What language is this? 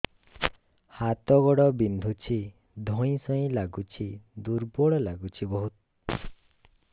Odia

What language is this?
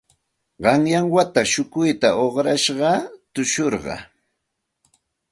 Santa Ana de Tusi Pasco Quechua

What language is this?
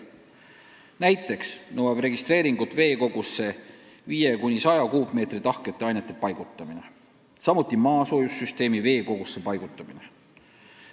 Estonian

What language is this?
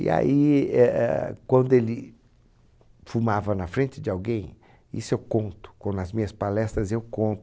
Portuguese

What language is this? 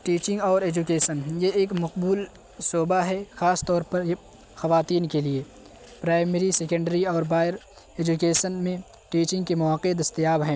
Urdu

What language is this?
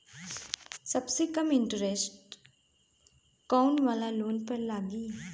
Bhojpuri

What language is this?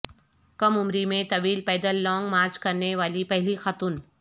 Urdu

